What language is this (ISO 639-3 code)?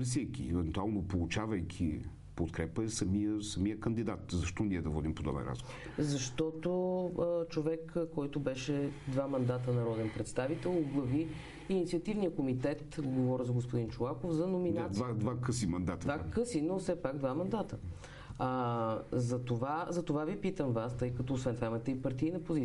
bul